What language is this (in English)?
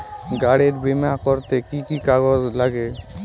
Bangla